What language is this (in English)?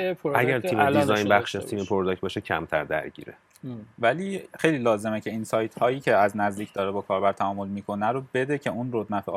Persian